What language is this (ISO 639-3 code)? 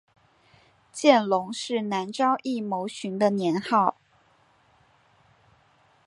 zho